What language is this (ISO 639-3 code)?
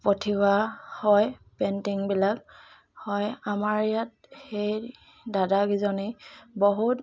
asm